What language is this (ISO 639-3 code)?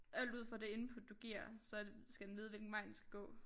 dan